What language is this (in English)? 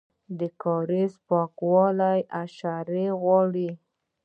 Pashto